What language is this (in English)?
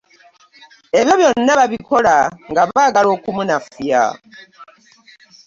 Ganda